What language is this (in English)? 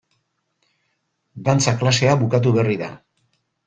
Basque